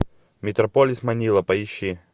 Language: Russian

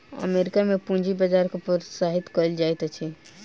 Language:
Maithili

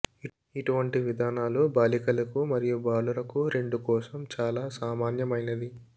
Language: Telugu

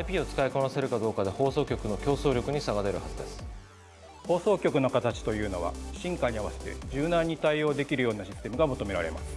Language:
Japanese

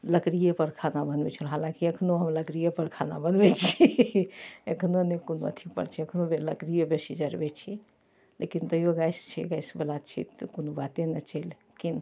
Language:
Maithili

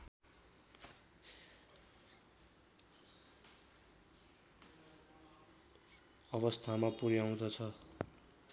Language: Nepali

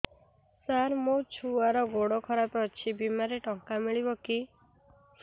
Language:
Odia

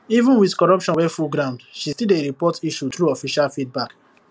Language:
Nigerian Pidgin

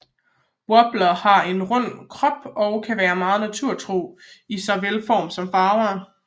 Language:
Danish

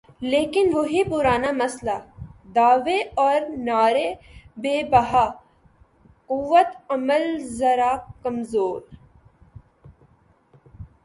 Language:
Urdu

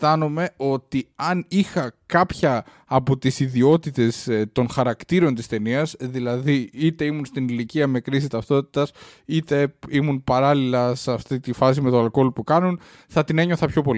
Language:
Greek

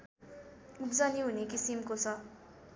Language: Nepali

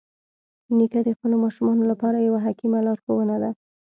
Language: Pashto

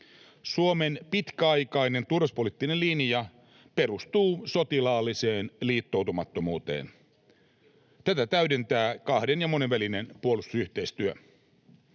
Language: Finnish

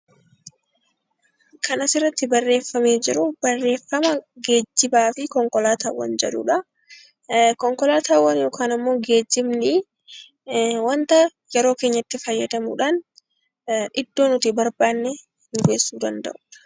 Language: Oromo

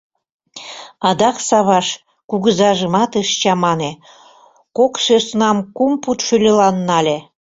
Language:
Mari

